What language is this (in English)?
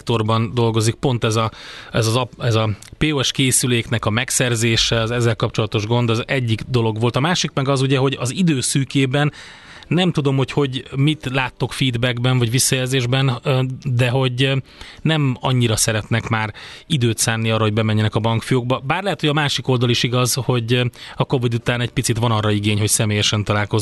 Hungarian